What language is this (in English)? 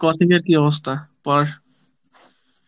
Bangla